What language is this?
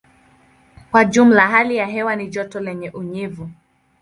Swahili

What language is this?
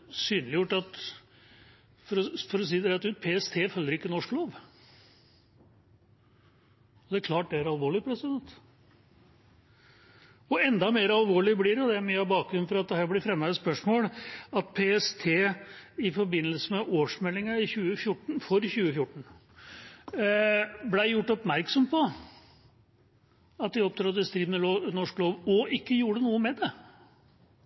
Norwegian Bokmål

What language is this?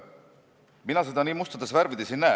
Estonian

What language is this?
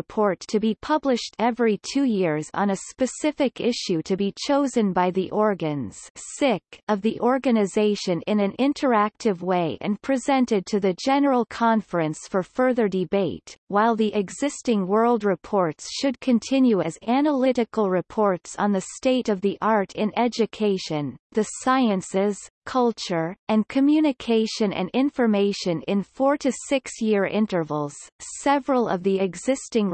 English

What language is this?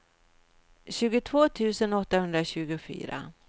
Swedish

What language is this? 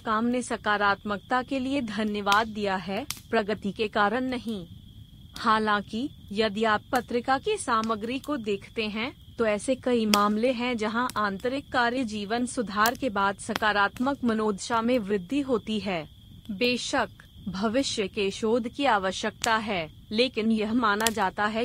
Hindi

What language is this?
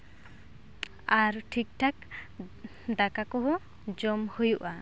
Santali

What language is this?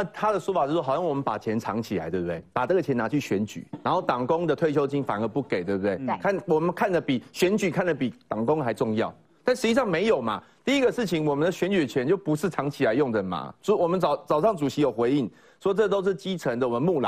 Chinese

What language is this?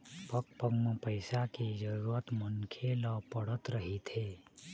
Chhattisgarhi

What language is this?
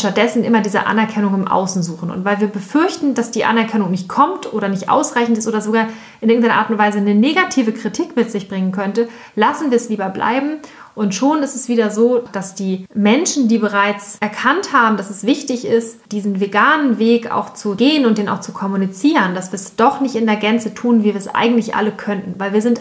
German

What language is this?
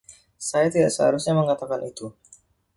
Indonesian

